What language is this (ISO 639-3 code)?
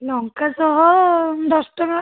ori